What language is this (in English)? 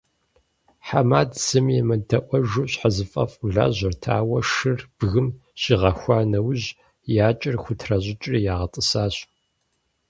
Kabardian